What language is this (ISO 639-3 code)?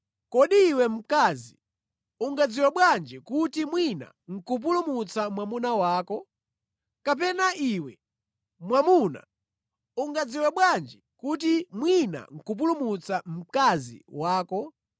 nya